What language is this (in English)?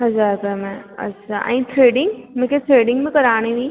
Sindhi